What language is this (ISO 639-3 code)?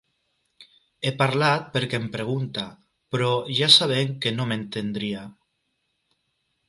cat